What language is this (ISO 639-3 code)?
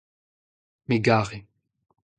bre